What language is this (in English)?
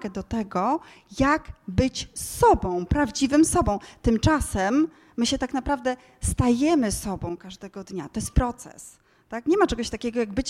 Polish